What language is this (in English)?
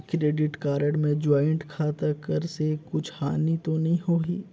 Chhattisgarhi